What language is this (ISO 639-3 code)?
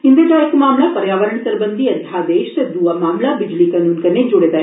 doi